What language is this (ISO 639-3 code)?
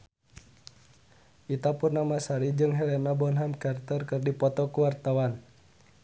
sun